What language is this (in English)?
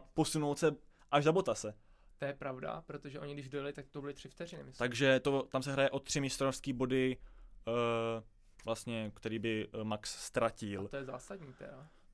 Czech